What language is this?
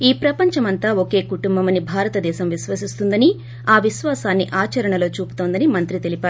Telugu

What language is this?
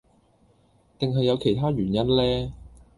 Cantonese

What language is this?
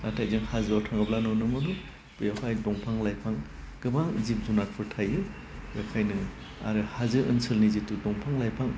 Bodo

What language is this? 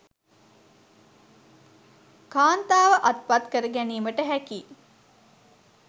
Sinhala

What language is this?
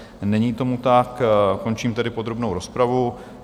Czech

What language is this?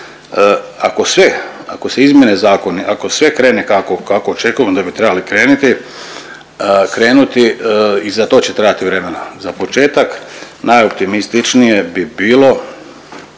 Croatian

